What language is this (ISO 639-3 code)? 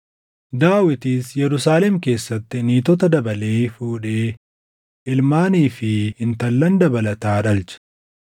orm